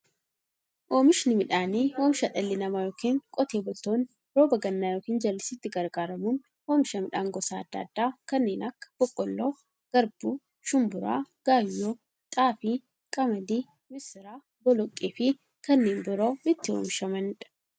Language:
Oromo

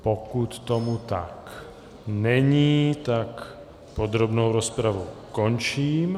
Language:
Czech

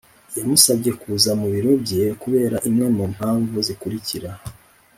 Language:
Kinyarwanda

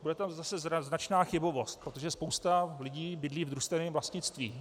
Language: Czech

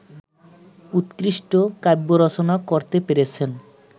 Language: Bangla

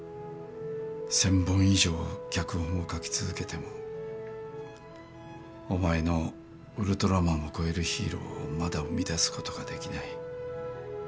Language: Japanese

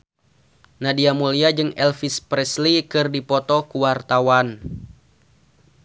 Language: Sundanese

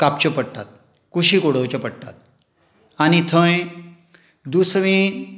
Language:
Konkani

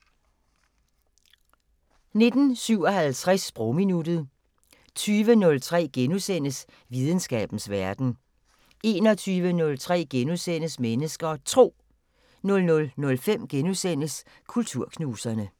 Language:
Danish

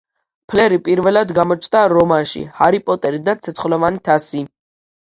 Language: Georgian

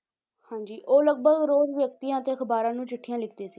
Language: Punjabi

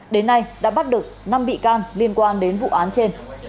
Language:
Vietnamese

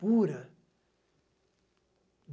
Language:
Portuguese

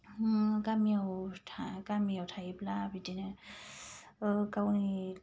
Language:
Bodo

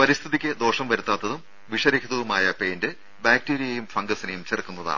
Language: Malayalam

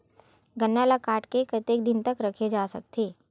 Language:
Chhattisgarhi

